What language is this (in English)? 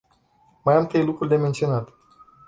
Romanian